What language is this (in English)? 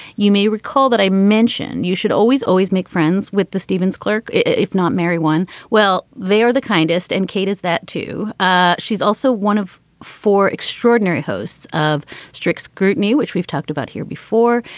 English